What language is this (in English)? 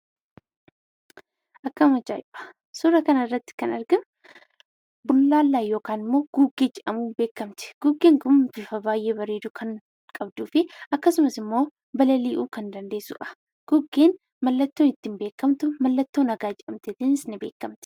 Oromo